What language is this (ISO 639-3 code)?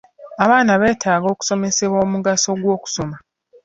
lug